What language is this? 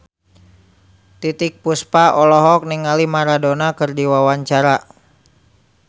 Sundanese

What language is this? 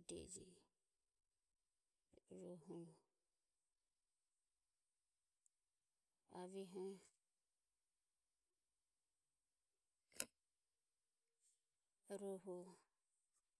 Ömie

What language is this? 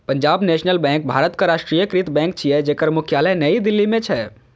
Maithili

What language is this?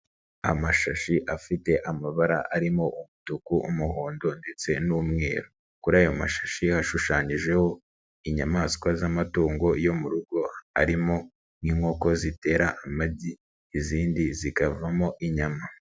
Kinyarwanda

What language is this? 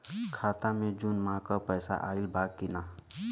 Bhojpuri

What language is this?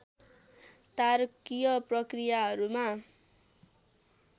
Nepali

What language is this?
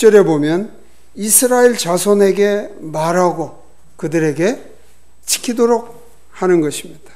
Korean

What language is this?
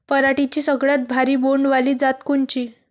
Marathi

